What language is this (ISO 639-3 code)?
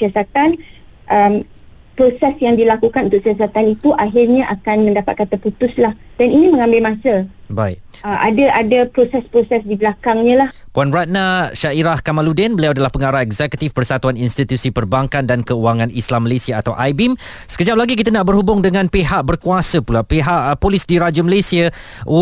msa